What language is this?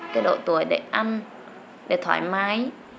Vietnamese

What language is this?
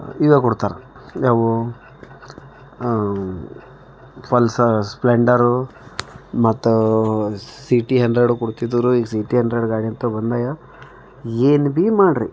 Kannada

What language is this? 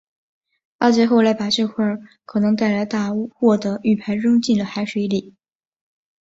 Chinese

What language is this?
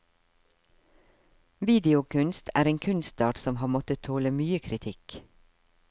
Norwegian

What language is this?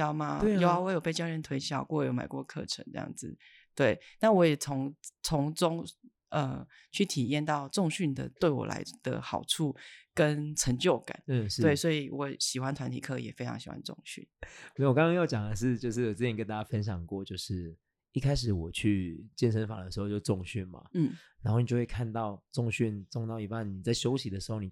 Chinese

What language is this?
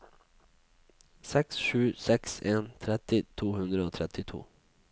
Norwegian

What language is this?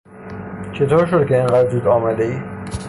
Persian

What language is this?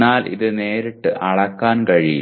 Malayalam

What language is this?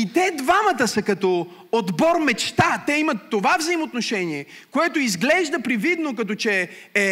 Bulgarian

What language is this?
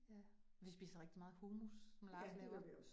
Danish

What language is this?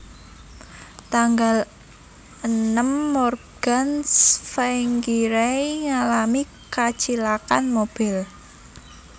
Javanese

